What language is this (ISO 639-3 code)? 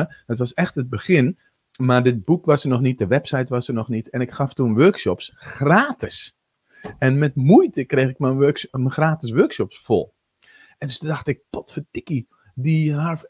nld